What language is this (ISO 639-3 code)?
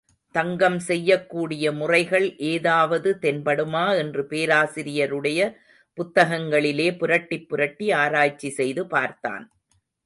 tam